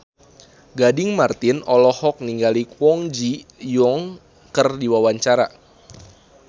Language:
Sundanese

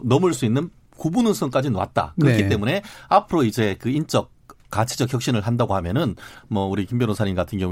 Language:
Korean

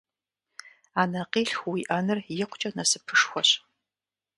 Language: Kabardian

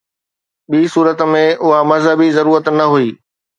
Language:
Sindhi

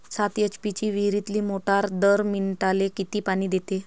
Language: Marathi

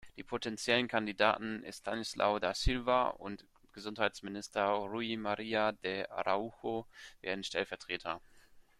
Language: German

